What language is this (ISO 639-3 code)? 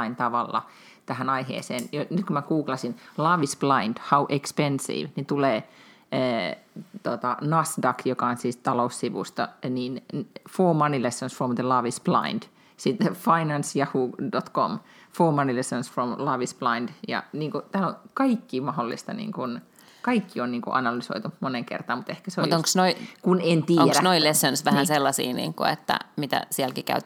fin